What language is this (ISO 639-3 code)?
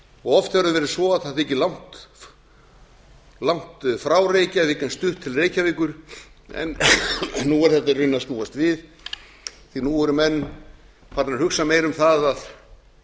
isl